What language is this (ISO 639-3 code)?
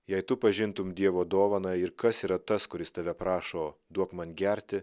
lit